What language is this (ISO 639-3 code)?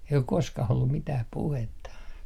fin